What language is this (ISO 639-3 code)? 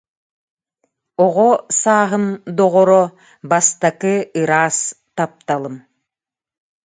sah